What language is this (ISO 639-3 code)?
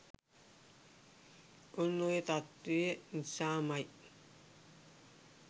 sin